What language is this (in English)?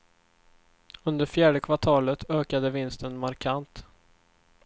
Swedish